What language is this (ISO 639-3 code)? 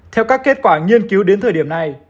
vie